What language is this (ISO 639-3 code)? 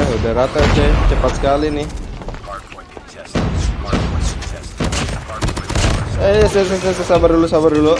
ind